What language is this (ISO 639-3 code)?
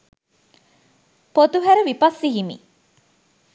sin